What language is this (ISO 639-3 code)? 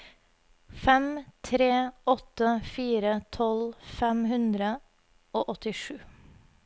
nor